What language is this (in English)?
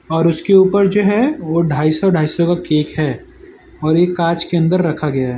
Hindi